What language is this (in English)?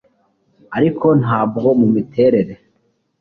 Kinyarwanda